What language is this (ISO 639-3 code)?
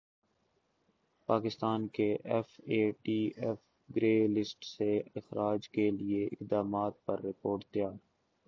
urd